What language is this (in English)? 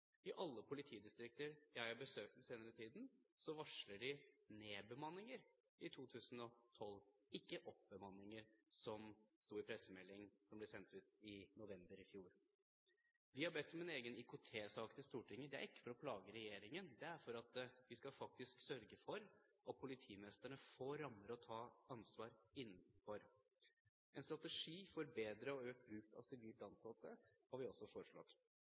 Norwegian Bokmål